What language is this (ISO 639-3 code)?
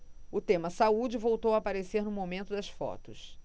por